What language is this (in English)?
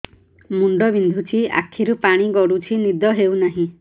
Odia